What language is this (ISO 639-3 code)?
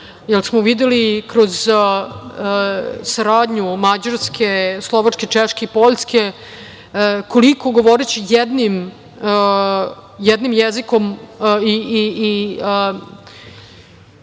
srp